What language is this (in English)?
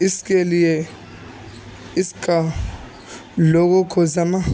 Urdu